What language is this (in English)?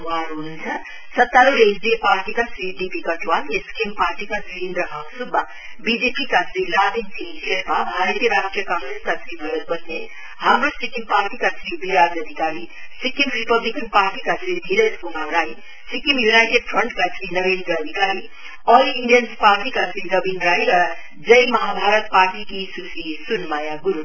Nepali